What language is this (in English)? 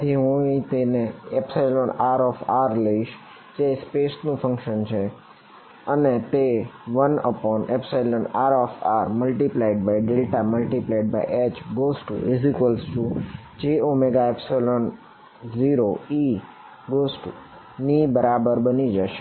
Gujarati